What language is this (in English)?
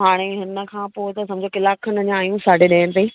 Sindhi